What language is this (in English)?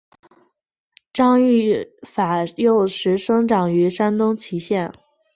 Chinese